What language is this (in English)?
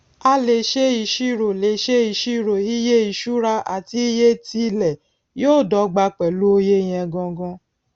Yoruba